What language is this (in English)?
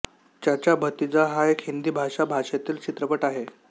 Marathi